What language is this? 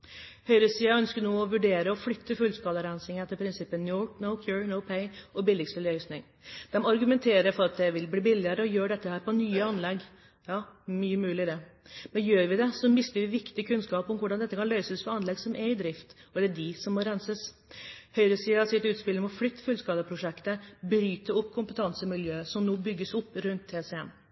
Norwegian Bokmål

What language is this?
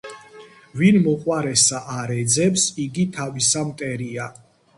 Georgian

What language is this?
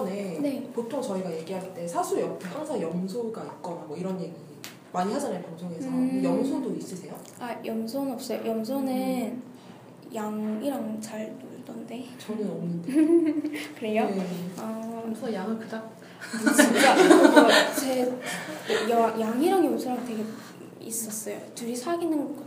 Korean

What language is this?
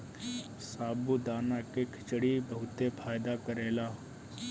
Bhojpuri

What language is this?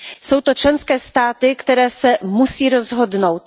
Czech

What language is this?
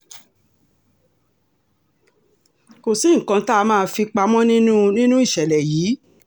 Yoruba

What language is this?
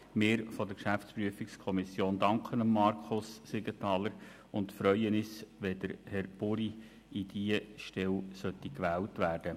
Swiss German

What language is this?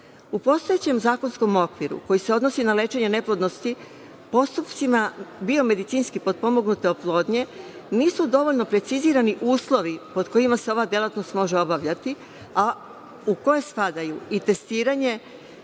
Serbian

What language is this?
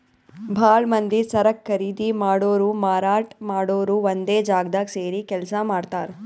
Kannada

